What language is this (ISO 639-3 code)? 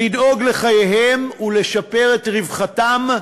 heb